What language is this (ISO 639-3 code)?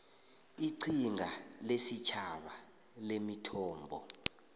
nbl